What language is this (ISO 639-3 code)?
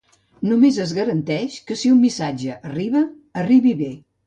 cat